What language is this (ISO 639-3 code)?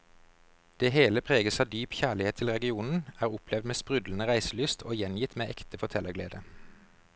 nor